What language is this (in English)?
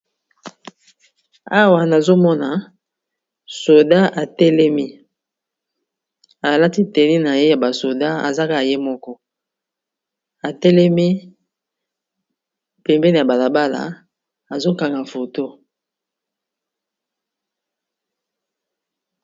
Lingala